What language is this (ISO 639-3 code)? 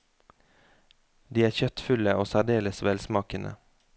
nor